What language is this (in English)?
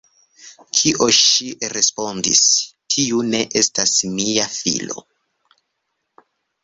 Esperanto